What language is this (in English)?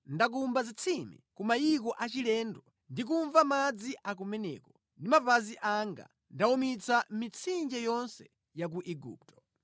Nyanja